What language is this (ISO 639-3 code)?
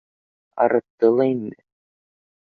bak